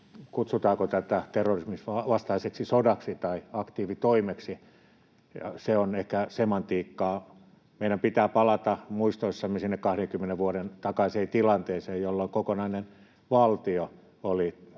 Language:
Finnish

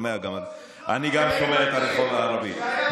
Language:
Hebrew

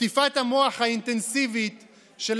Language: Hebrew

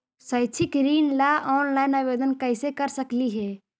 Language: Magahi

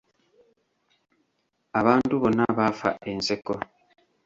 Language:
Ganda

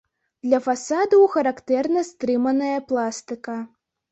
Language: Belarusian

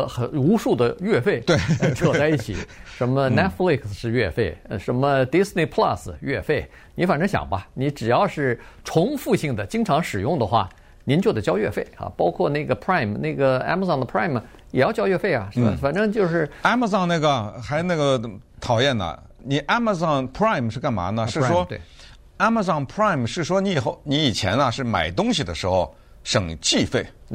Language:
Chinese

